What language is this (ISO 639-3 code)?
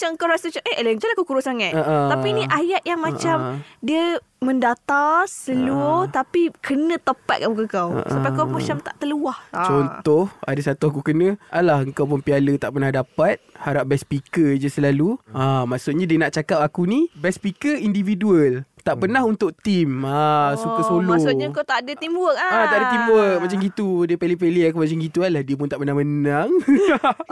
msa